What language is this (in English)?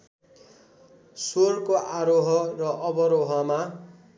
Nepali